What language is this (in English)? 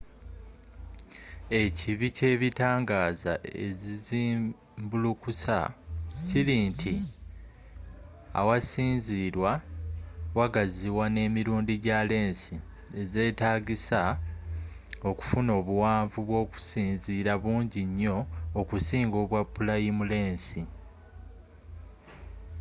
Ganda